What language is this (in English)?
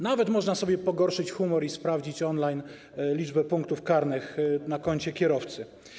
Polish